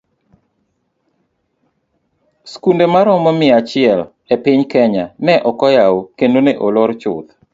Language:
Luo (Kenya and Tanzania)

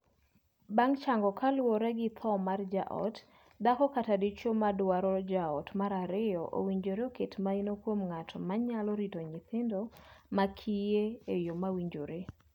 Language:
Luo (Kenya and Tanzania)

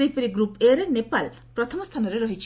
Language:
Odia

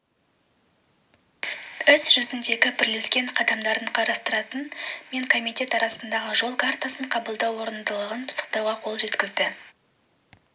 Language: Kazakh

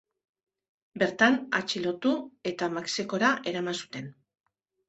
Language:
Basque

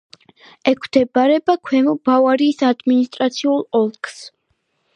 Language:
Georgian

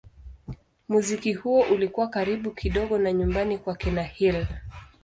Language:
Swahili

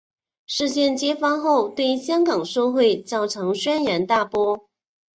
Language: Chinese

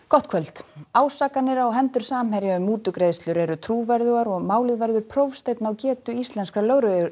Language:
Icelandic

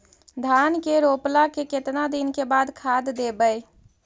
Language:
Magahi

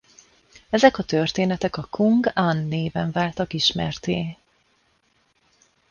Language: Hungarian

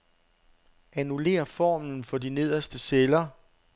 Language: Danish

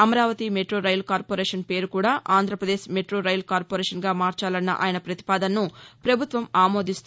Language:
Telugu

